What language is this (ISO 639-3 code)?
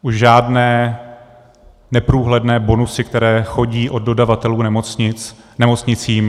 ces